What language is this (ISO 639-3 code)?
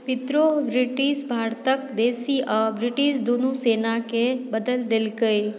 mai